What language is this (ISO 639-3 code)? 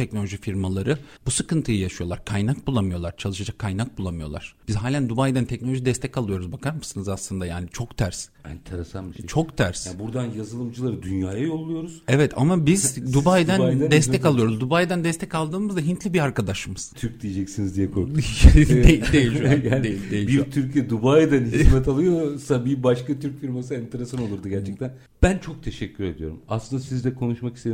tur